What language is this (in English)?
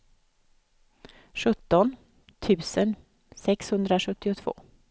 Swedish